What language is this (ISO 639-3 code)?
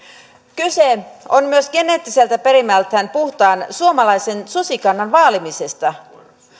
fin